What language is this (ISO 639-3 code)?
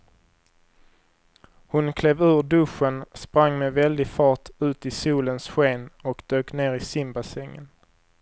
swe